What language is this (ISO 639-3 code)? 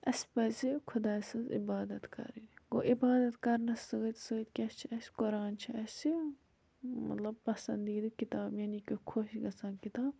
kas